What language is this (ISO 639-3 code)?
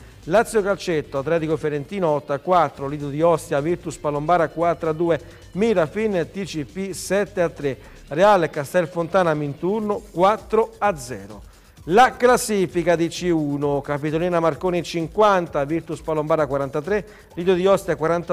ita